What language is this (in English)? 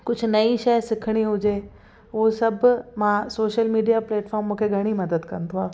Sindhi